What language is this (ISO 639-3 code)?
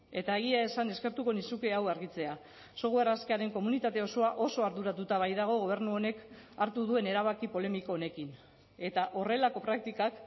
eus